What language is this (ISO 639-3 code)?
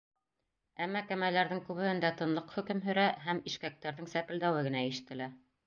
bak